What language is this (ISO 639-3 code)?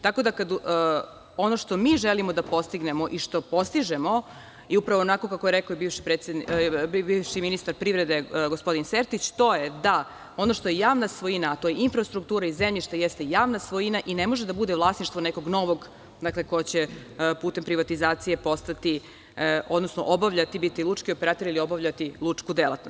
srp